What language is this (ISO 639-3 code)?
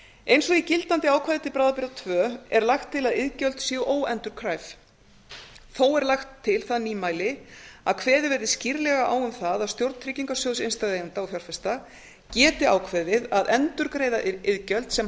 isl